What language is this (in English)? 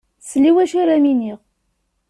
Kabyle